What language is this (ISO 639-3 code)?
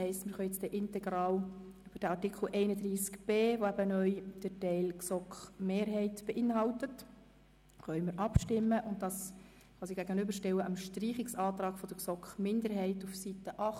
gsw